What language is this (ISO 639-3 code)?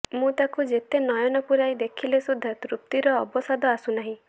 ori